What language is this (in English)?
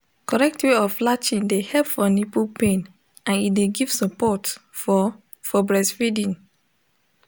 Nigerian Pidgin